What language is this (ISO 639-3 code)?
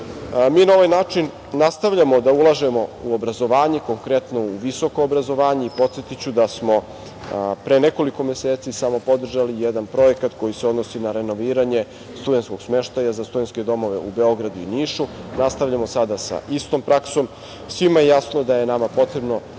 srp